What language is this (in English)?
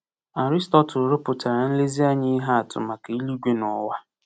Igbo